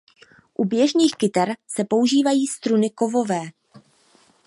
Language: Czech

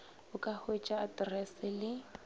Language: Northern Sotho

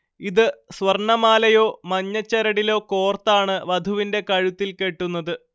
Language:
Malayalam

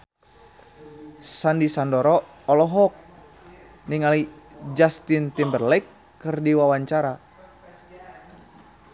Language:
Sundanese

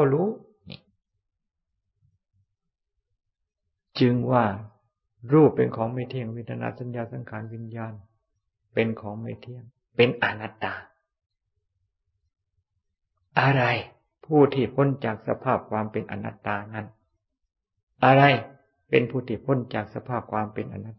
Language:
Thai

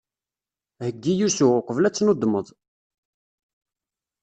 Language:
Kabyle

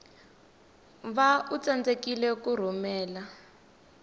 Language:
Tsonga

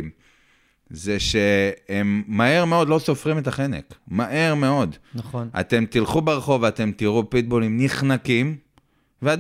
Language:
Hebrew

